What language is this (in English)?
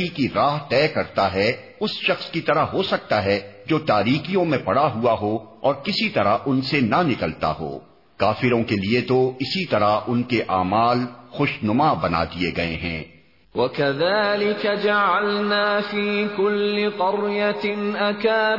Urdu